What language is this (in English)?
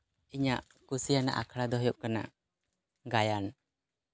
Santali